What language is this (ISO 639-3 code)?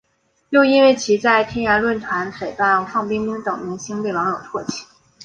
zho